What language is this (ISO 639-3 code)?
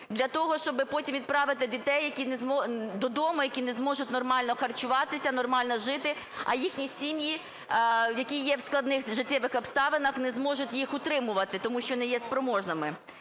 ukr